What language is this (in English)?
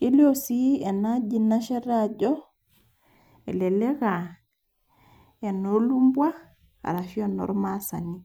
Masai